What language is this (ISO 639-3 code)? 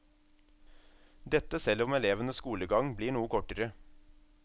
nor